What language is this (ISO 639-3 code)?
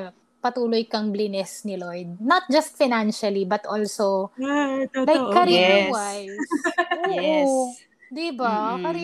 fil